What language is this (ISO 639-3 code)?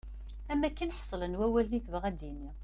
kab